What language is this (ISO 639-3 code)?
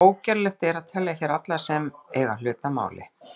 isl